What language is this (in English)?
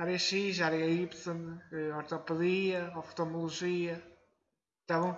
Portuguese